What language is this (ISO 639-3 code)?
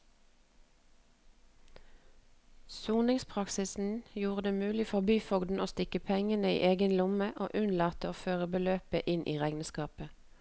nor